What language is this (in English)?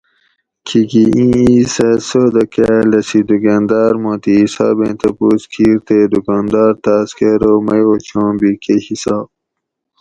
Gawri